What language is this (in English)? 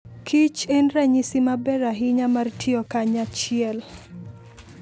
Luo (Kenya and Tanzania)